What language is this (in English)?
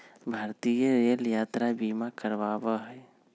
Magahi